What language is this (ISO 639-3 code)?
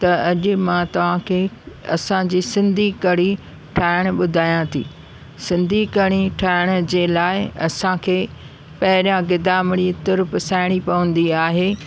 snd